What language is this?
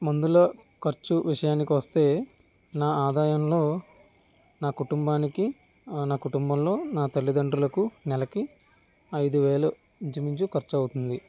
Telugu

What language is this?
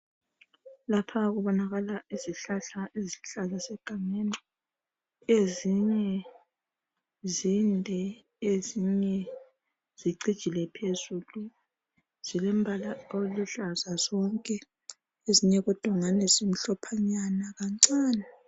North Ndebele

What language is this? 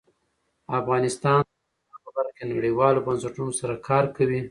Pashto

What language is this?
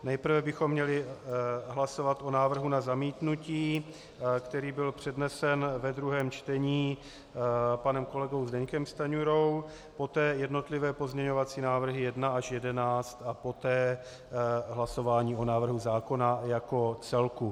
Czech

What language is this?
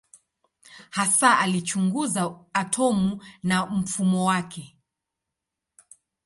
Swahili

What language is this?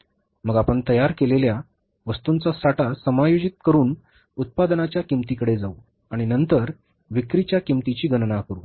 Marathi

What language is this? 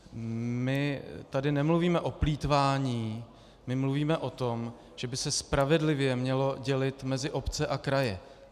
Czech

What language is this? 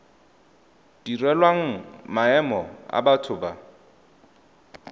Tswana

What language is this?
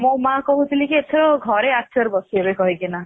Odia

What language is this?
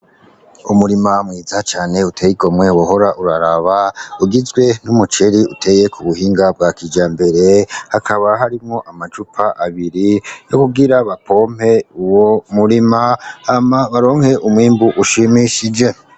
Rundi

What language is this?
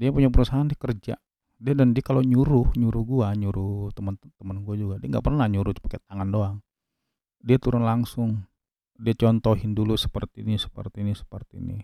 Indonesian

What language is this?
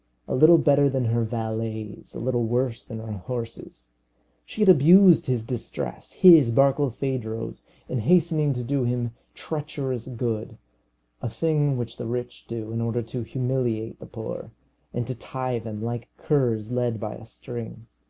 English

